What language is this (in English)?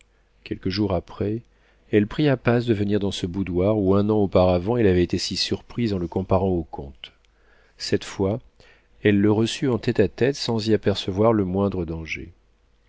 French